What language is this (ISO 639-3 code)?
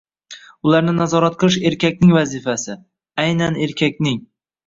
uzb